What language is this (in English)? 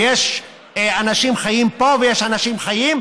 Hebrew